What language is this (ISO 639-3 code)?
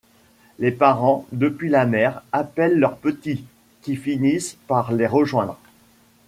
fra